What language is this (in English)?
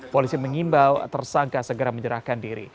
Indonesian